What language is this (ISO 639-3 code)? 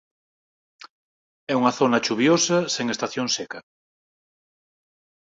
glg